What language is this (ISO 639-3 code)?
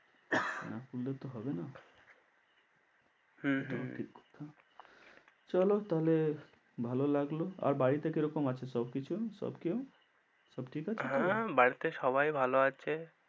ben